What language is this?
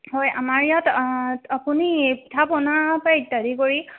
Assamese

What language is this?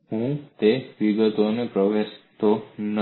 Gujarati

